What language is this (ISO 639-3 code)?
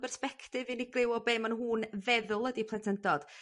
cym